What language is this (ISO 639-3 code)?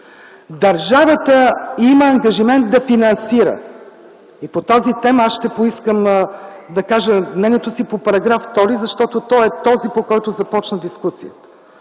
bul